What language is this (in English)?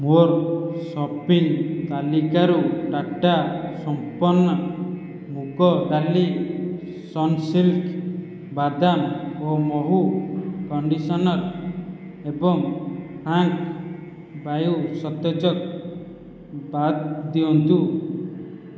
Odia